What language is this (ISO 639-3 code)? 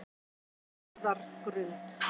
isl